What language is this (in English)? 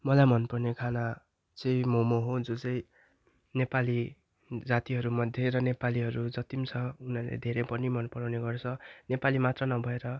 Nepali